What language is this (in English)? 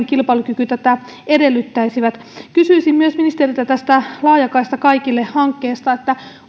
Finnish